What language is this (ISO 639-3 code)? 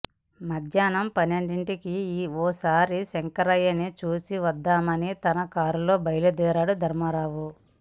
tel